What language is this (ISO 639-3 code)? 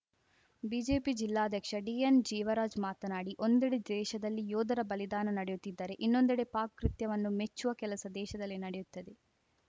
kan